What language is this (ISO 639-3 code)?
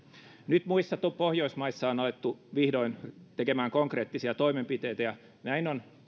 fin